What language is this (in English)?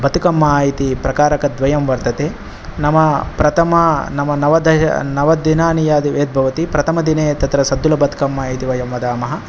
Sanskrit